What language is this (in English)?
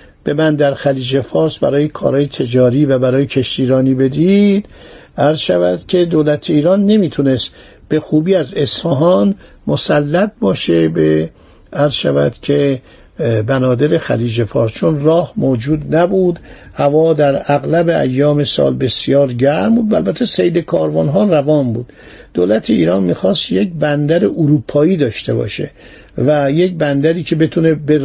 Persian